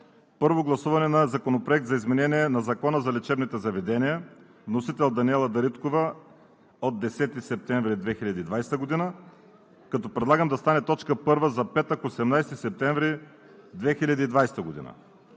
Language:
Bulgarian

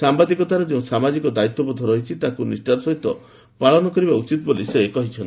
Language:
Odia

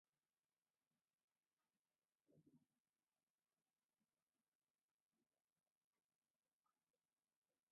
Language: Jauja Wanca Quechua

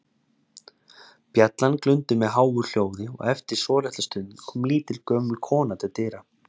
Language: Icelandic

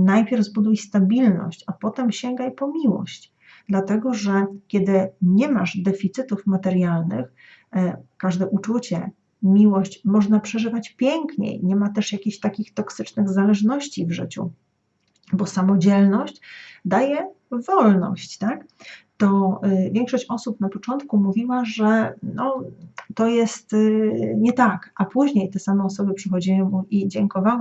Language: Polish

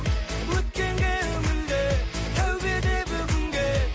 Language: Kazakh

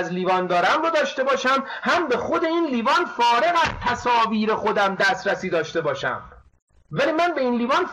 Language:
Persian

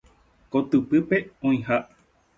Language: Guarani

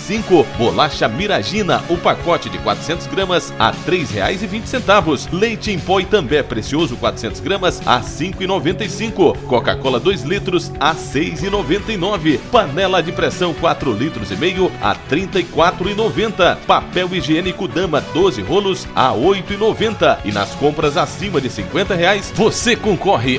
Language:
Portuguese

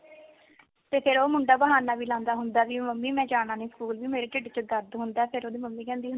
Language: Punjabi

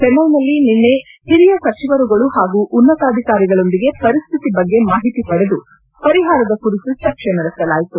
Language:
Kannada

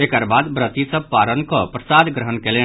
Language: Maithili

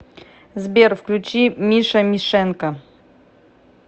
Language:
Russian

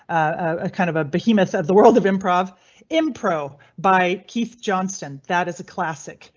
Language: English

